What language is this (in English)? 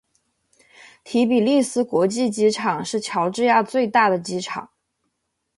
Chinese